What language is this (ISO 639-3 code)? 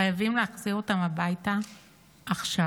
heb